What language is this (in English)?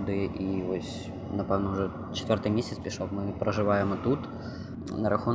Ukrainian